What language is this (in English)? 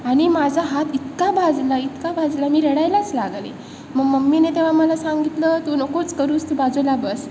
Marathi